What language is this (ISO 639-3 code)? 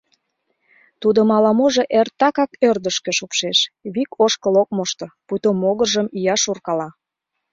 chm